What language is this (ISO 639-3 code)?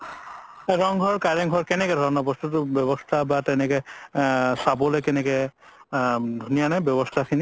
asm